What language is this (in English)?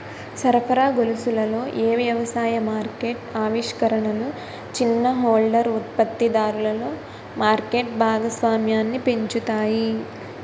Telugu